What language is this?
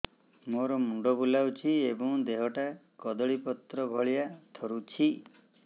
Odia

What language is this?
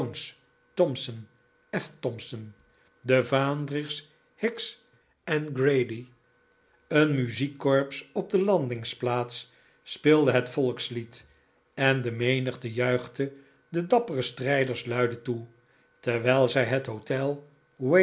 Dutch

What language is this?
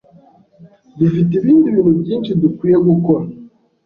Kinyarwanda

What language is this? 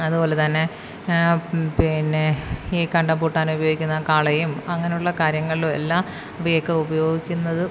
Malayalam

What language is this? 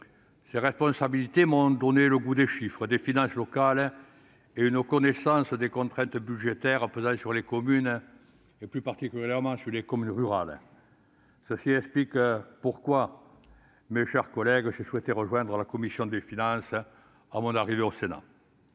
French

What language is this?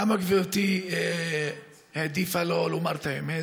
Hebrew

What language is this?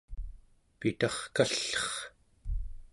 Central Yupik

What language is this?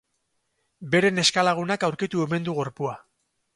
Basque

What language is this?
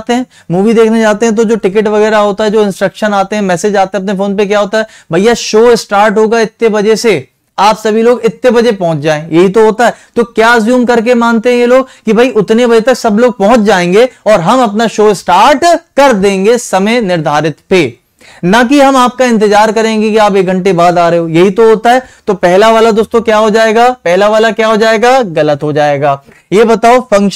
Hindi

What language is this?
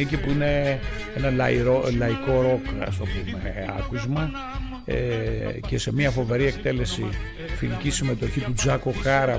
Greek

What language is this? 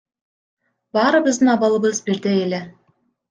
Kyrgyz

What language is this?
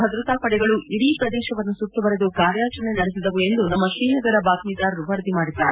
Kannada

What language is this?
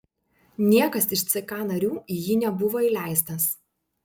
Lithuanian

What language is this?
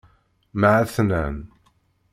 Kabyle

